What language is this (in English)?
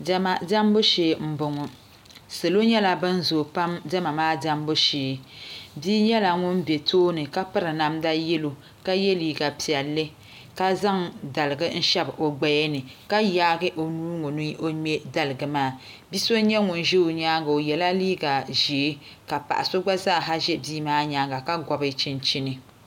Dagbani